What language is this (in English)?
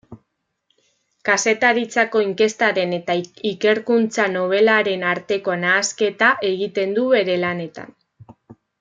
Basque